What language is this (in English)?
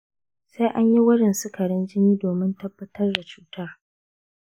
Hausa